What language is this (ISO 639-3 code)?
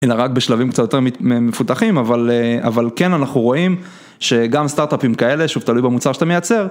heb